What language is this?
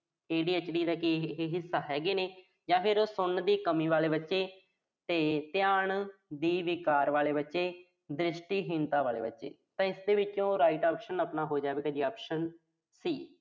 Punjabi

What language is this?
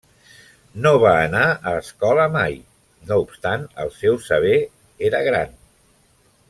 Catalan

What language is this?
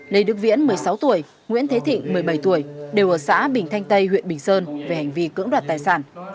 Vietnamese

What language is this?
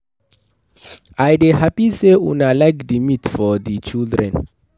Nigerian Pidgin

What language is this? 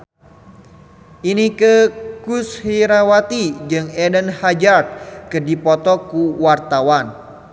Sundanese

